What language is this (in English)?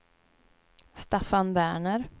Swedish